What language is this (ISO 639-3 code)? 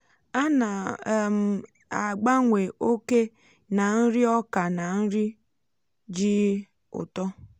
ibo